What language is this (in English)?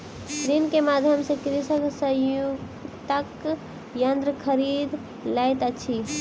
Maithili